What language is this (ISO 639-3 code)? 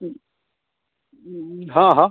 mai